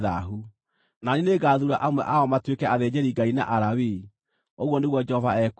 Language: Kikuyu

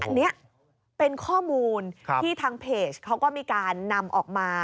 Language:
Thai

